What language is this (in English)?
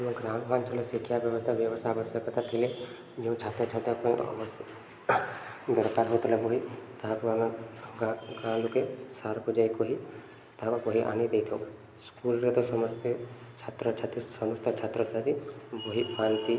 Odia